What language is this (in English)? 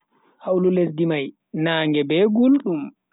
Bagirmi Fulfulde